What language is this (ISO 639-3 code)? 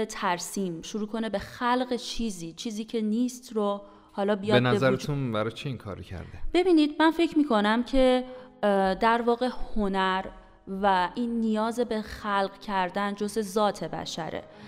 fas